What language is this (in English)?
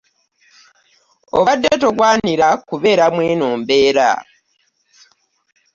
Ganda